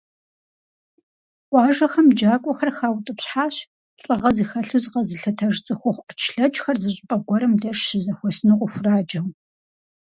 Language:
Kabardian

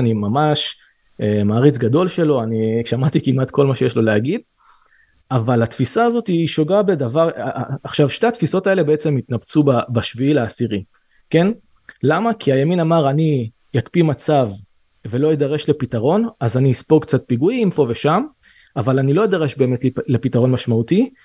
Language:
Hebrew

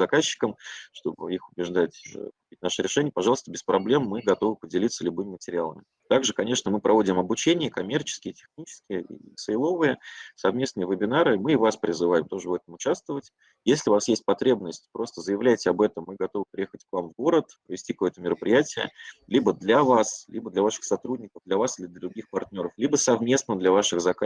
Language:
Russian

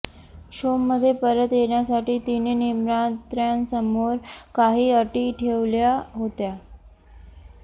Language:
Marathi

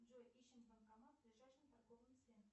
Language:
Russian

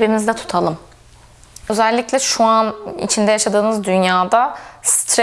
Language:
Turkish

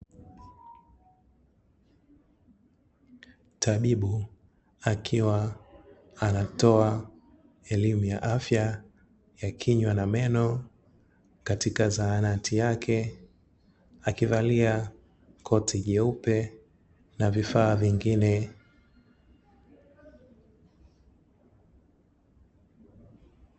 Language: Swahili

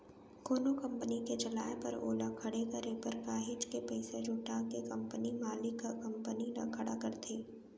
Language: Chhattisgarhi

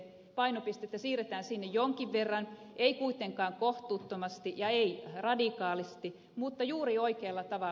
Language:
Finnish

